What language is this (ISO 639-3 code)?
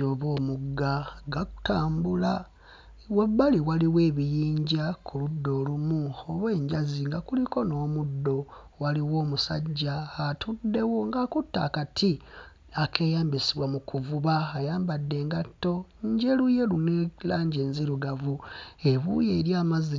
lug